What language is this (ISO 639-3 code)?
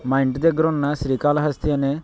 tel